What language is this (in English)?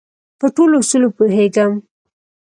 Pashto